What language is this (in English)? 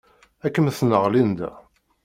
Kabyle